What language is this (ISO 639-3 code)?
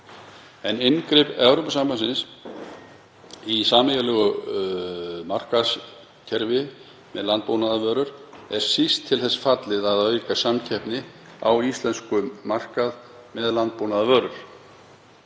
isl